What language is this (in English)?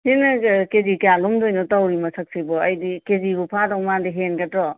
Manipuri